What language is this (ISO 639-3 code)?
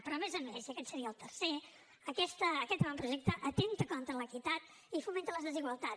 cat